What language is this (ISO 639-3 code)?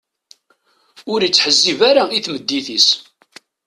kab